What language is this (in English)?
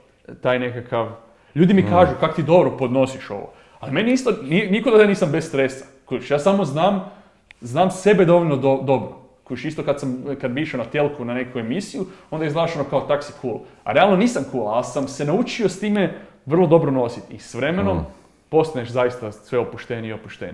Croatian